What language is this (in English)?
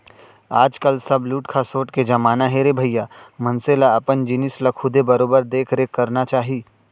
Chhattisgarhi